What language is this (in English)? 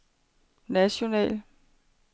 Danish